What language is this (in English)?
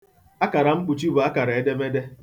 Igbo